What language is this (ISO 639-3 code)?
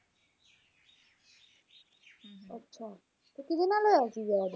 pan